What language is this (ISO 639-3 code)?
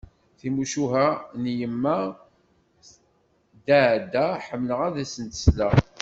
kab